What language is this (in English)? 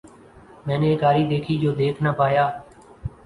Urdu